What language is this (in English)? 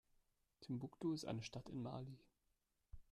German